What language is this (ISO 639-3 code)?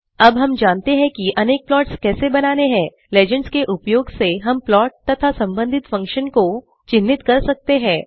hin